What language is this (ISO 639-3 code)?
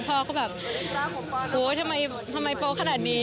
tha